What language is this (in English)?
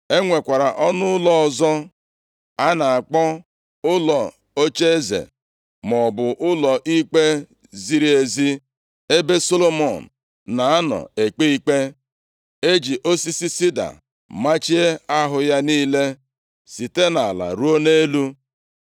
Igbo